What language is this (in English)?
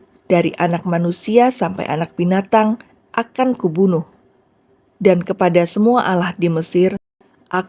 Indonesian